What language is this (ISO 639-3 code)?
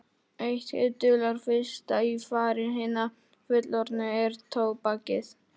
isl